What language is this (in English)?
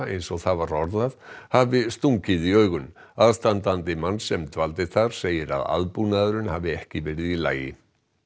Icelandic